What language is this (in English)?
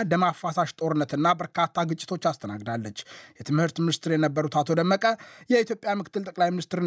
Amharic